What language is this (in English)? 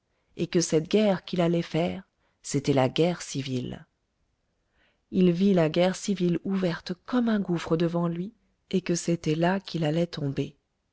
French